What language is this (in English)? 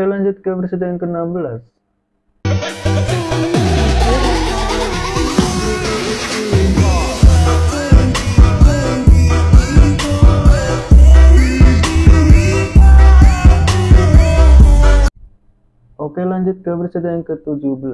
Indonesian